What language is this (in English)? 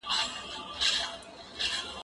Pashto